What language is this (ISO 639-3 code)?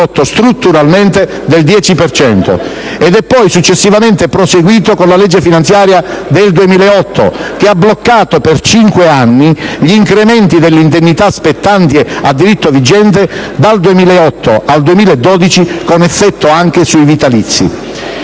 ita